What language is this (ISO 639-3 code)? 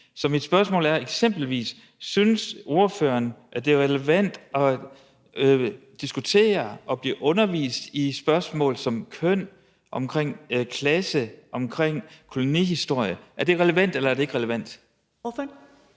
dan